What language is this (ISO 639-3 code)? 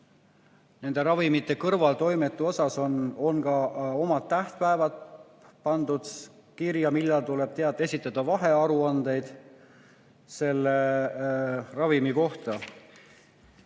est